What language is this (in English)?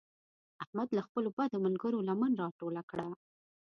Pashto